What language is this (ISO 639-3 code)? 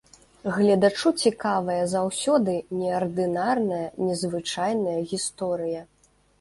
bel